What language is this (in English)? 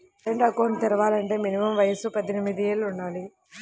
Telugu